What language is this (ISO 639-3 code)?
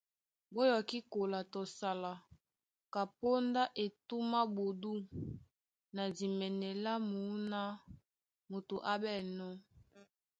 dua